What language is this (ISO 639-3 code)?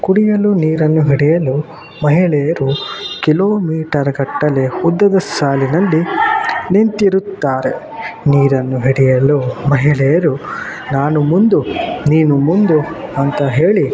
kan